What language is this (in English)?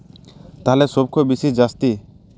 Santali